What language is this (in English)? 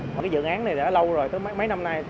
Vietnamese